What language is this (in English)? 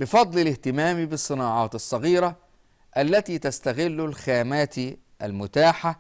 Arabic